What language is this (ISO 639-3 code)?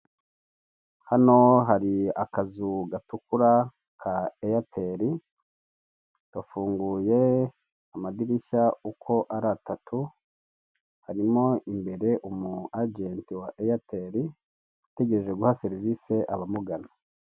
kin